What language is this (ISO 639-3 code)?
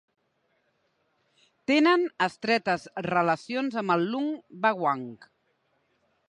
cat